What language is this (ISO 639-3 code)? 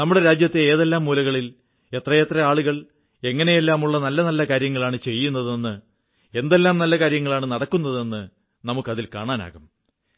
mal